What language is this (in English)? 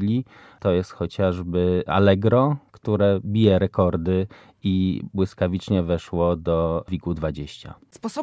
Polish